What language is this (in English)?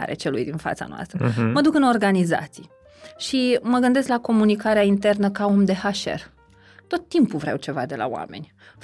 Romanian